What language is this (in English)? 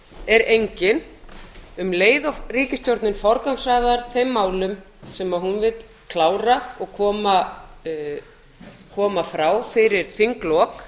Icelandic